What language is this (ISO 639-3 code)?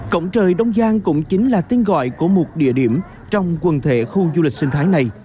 vie